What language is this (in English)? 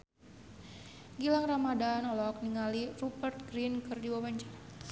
Sundanese